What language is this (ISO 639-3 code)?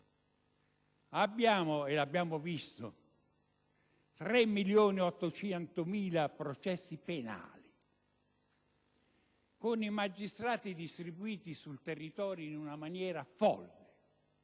ita